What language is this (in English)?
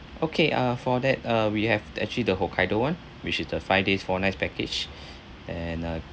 English